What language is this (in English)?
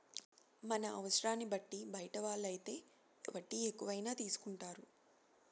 Telugu